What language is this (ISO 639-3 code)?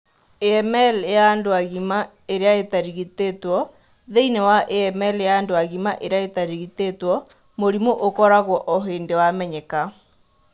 kik